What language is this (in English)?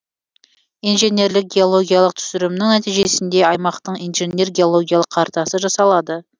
Kazakh